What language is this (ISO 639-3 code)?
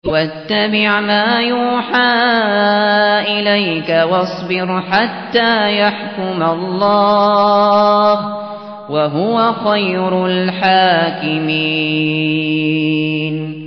ara